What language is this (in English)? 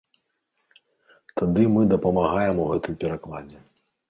Belarusian